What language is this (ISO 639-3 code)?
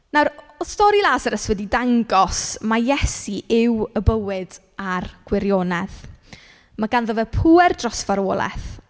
cym